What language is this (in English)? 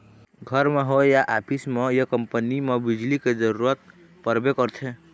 Chhattisgarhi